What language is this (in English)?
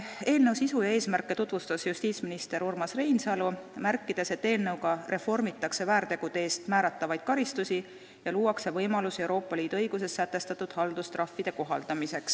Estonian